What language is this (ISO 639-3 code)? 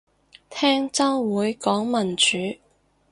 yue